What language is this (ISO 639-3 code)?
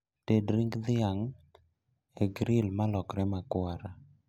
luo